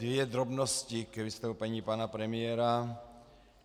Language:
Czech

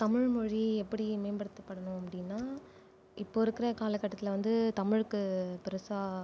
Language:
Tamil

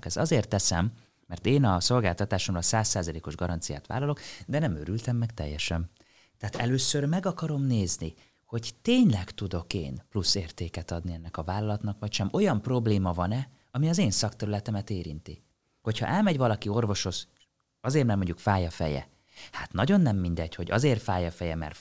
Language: Hungarian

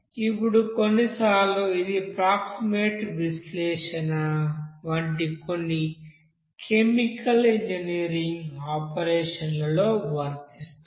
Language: Telugu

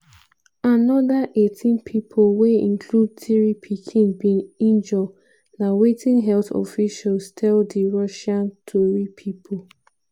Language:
Nigerian Pidgin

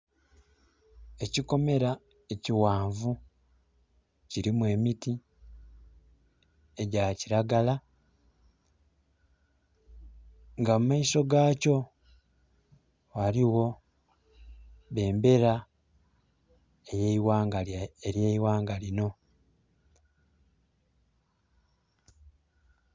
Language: Soga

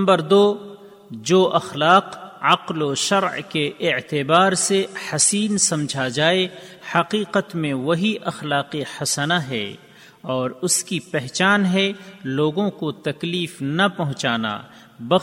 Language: Urdu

